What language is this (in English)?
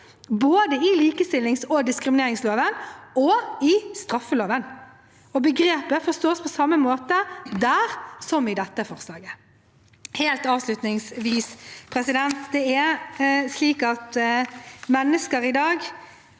Norwegian